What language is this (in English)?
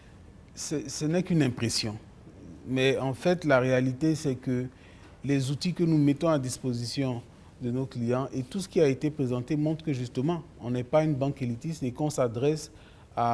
French